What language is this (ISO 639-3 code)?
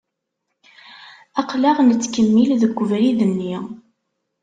kab